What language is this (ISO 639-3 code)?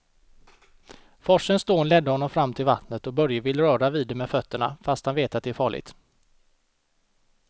swe